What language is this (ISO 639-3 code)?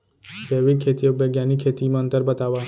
hne